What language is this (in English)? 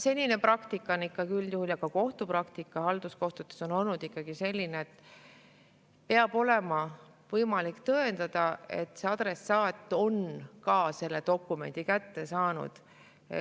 Estonian